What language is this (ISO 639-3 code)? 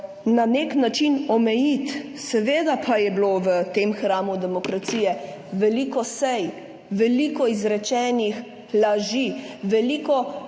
slv